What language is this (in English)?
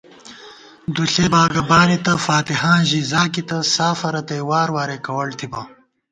Gawar-Bati